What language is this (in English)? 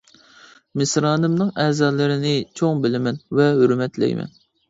Uyghur